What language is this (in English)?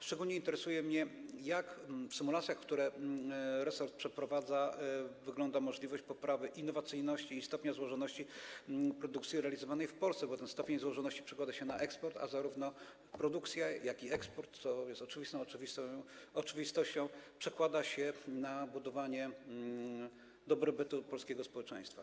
Polish